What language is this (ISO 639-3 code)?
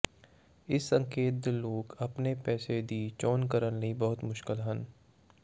pan